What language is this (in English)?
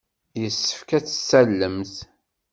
Kabyle